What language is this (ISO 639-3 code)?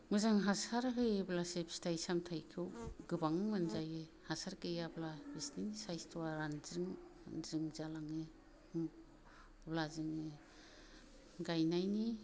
brx